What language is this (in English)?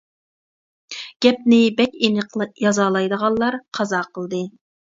Uyghur